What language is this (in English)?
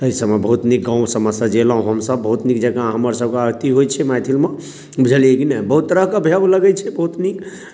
Maithili